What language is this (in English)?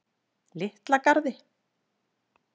Icelandic